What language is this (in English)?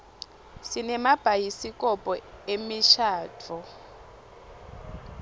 Swati